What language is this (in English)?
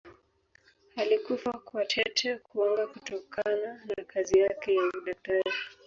Swahili